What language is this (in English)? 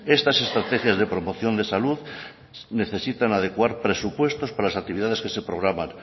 Spanish